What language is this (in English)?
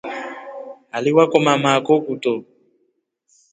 Rombo